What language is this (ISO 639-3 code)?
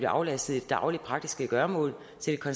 dan